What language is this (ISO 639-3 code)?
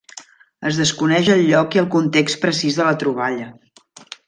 cat